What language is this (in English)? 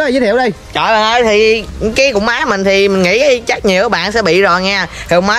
Vietnamese